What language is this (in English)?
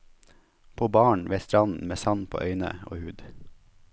Norwegian